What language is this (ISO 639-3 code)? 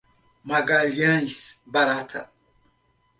por